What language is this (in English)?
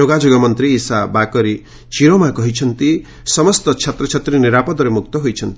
Odia